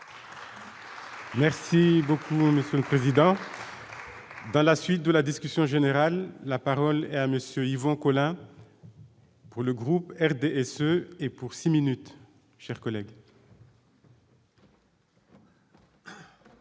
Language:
French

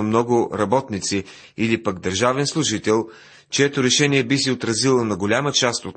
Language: Bulgarian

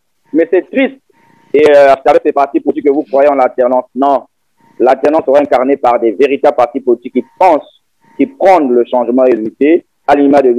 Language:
French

